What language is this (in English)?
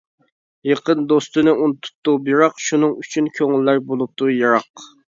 Uyghur